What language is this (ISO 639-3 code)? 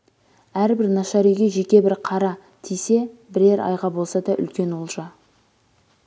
kaz